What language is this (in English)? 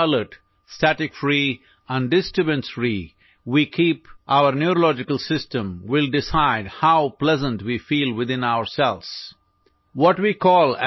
Assamese